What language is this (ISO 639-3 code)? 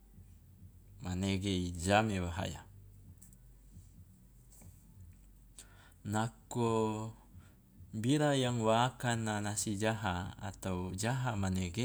loa